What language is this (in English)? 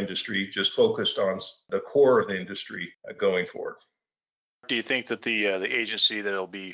English